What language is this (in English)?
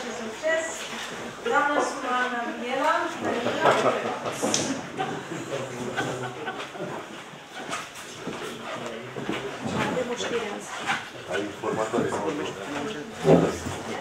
Romanian